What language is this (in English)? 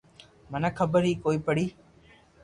Loarki